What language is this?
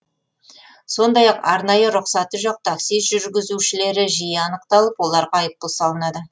Kazakh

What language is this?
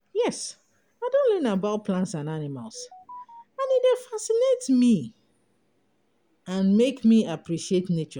Nigerian Pidgin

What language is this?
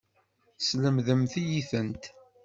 Kabyle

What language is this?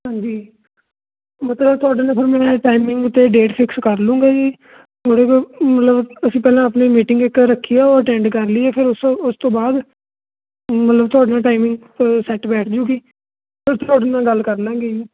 Punjabi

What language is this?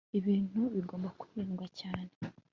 Kinyarwanda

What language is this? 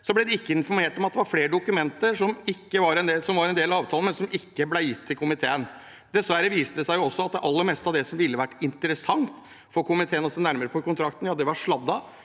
Norwegian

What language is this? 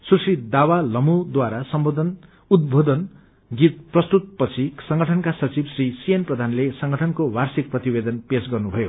Nepali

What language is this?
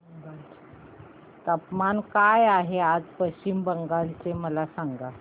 Marathi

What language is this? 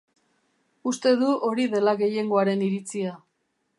Basque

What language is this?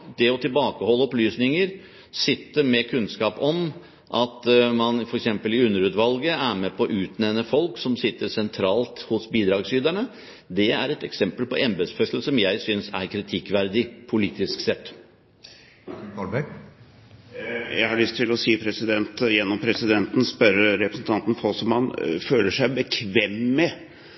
Norwegian Bokmål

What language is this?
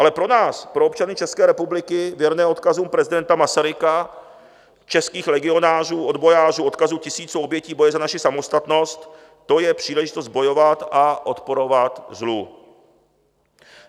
Czech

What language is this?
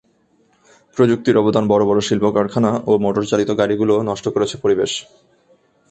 Bangla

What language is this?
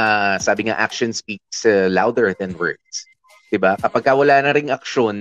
Filipino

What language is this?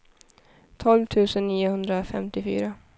Swedish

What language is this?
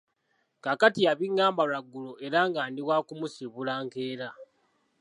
Ganda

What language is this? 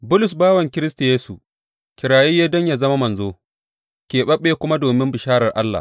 Hausa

